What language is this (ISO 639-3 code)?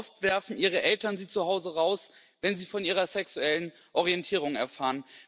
deu